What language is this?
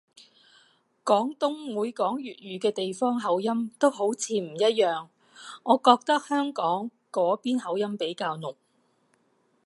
Cantonese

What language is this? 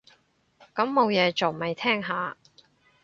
Cantonese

